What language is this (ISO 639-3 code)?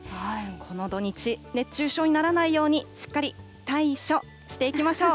jpn